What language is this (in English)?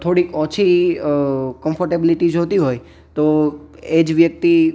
Gujarati